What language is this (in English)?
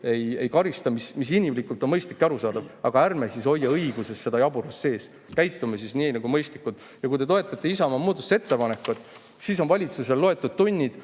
Estonian